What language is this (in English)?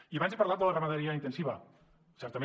Catalan